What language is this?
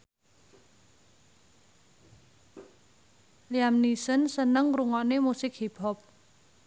Javanese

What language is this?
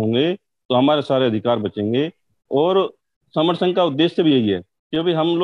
Hindi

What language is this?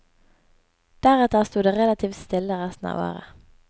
Norwegian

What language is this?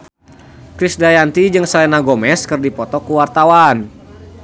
Sundanese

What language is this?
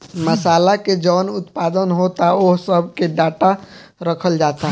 Bhojpuri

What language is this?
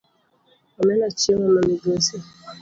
Luo (Kenya and Tanzania)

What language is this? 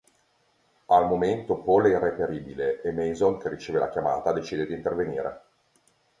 Italian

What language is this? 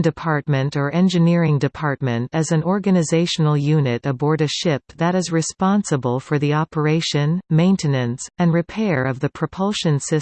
English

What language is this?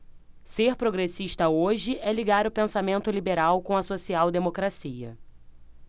Portuguese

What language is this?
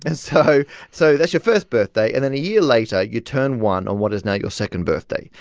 English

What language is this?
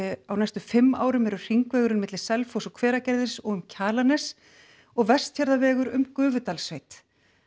Icelandic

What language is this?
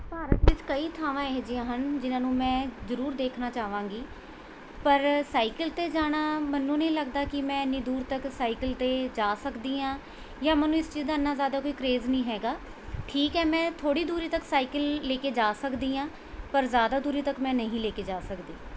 Punjabi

